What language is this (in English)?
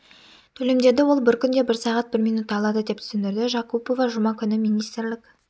Kazakh